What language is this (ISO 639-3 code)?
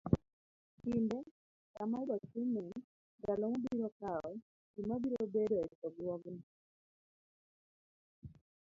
luo